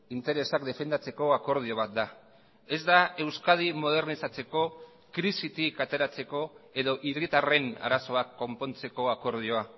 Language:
Basque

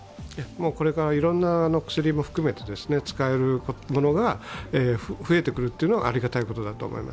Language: Japanese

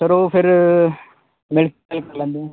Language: Punjabi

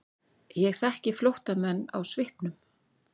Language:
Icelandic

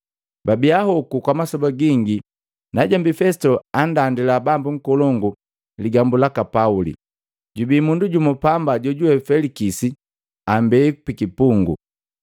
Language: Matengo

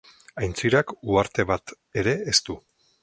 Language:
Basque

